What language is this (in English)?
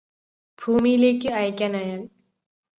Malayalam